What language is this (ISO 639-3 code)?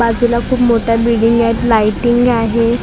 mar